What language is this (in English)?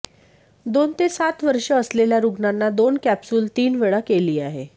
Marathi